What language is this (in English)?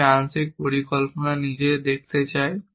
Bangla